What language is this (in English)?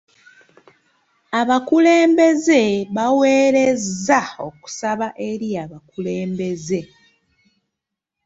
Ganda